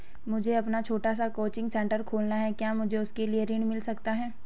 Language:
Hindi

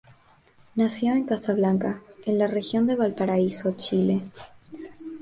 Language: Spanish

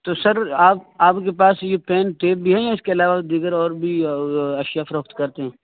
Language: Urdu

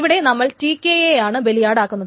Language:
Malayalam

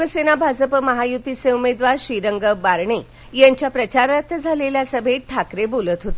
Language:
Marathi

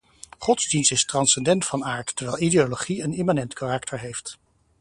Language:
Dutch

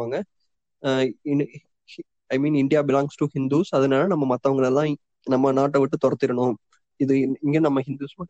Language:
Tamil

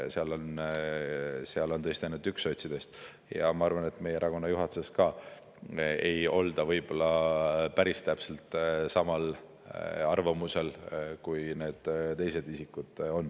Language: Estonian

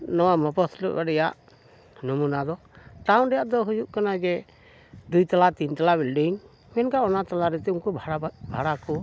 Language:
Santali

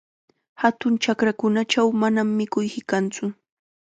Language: Chiquián Ancash Quechua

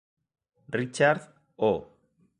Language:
Galician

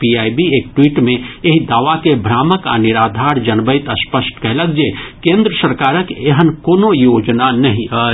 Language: Maithili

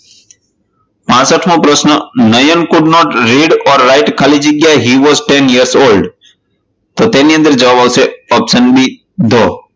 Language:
Gujarati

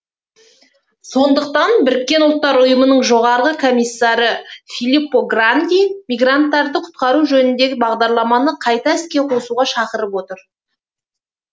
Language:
Kazakh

